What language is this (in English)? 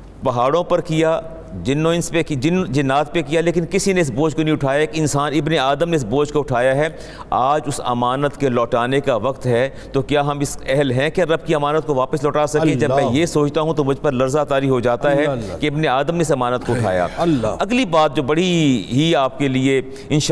Urdu